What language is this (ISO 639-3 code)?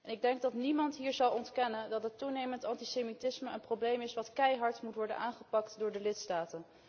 nld